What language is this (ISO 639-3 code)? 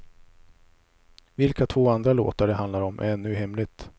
swe